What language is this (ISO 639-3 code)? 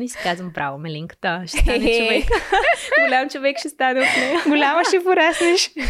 bul